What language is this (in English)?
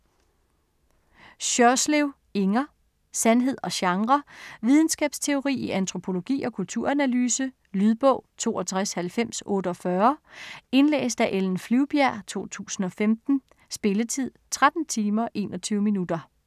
Danish